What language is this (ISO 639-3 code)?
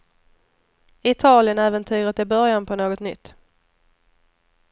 swe